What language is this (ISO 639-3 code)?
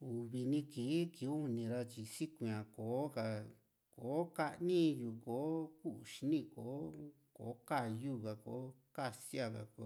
vmc